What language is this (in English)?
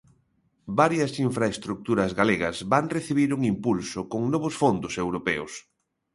Galician